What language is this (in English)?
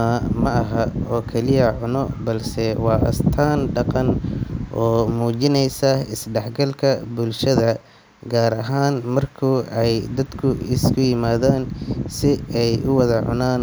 Somali